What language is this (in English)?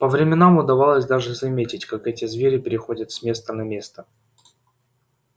Russian